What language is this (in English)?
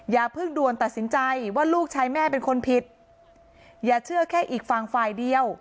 Thai